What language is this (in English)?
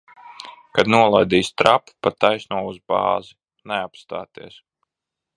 Latvian